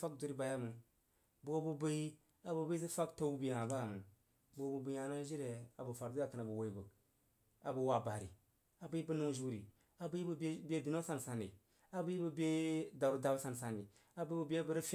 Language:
Jiba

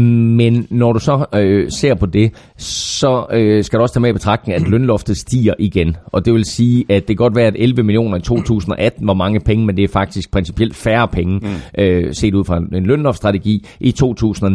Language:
Danish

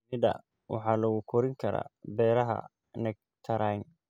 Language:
Somali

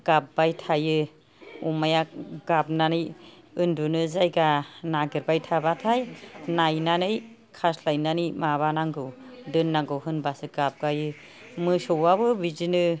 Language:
Bodo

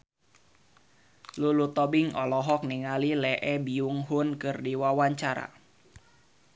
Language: Sundanese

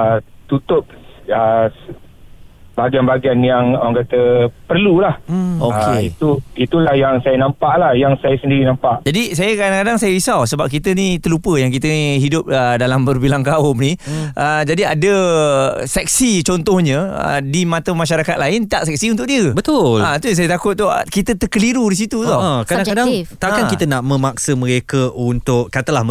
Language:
Malay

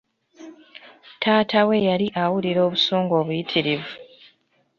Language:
Ganda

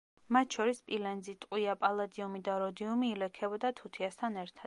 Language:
Georgian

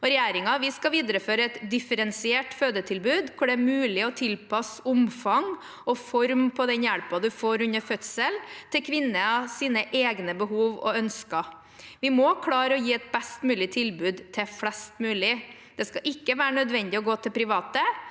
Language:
Norwegian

